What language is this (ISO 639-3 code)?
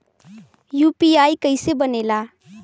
bho